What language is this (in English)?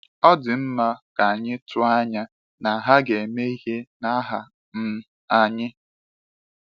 Igbo